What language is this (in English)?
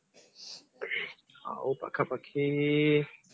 Odia